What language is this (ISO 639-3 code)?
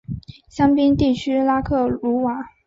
zho